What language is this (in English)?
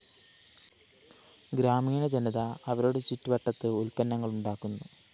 Malayalam